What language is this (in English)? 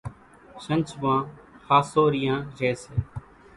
Kachi Koli